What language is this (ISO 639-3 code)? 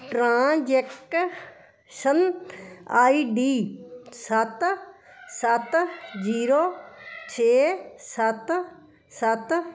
pan